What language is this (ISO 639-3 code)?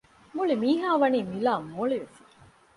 div